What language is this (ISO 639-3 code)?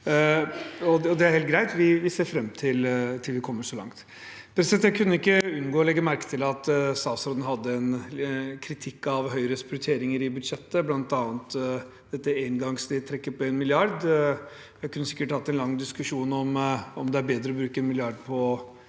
nor